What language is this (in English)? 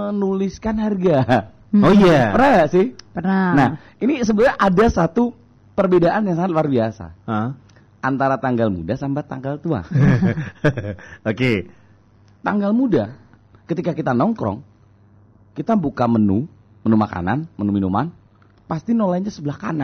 Indonesian